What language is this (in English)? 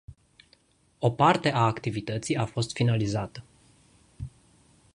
Romanian